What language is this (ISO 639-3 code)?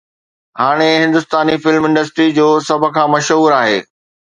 snd